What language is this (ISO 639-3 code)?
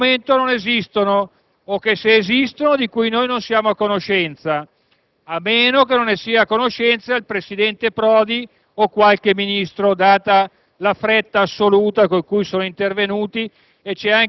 ita